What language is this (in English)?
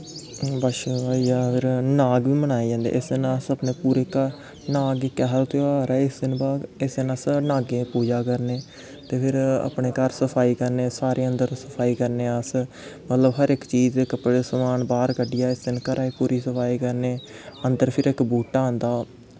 Dogri